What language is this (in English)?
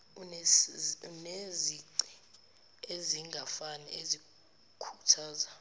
Zulu